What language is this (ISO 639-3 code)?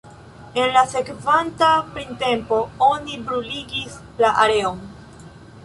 epo